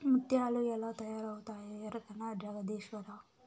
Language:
Telugu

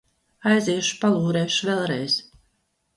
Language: Latvian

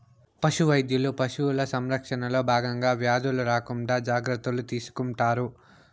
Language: Telugu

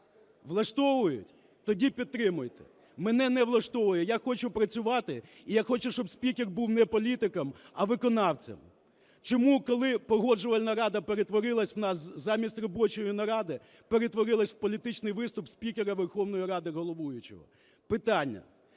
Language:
Ukrainian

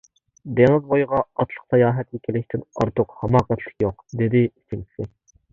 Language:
Uyghur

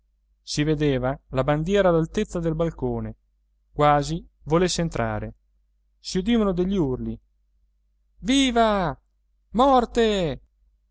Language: Italian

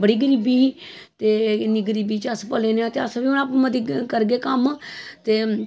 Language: Dogri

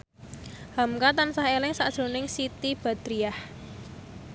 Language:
Javanese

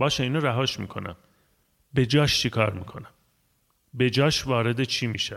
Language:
Persian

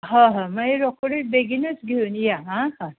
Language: Konkani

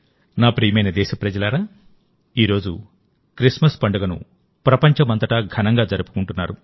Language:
Telugu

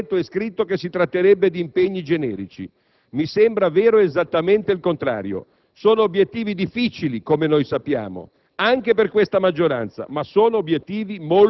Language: Italian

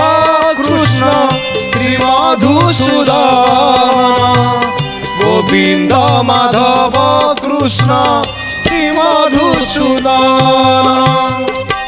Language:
Romanian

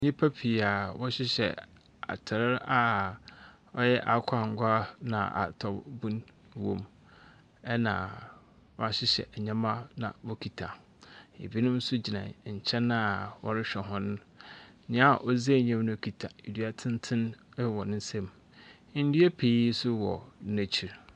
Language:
Akan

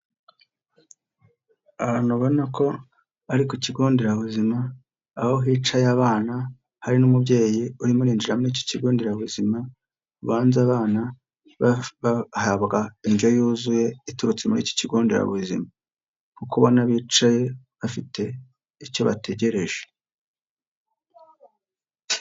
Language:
Kinyarwanda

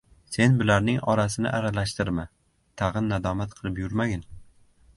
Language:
Uzbek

